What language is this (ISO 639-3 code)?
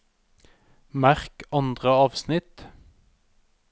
nor